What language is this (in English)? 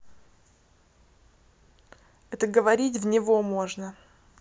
Russian